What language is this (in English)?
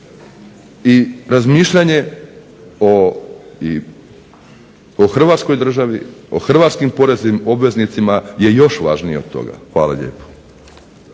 Croatian